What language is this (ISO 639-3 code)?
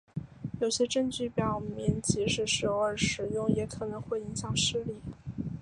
zho